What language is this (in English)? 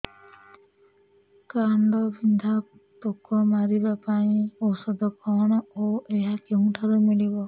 Odia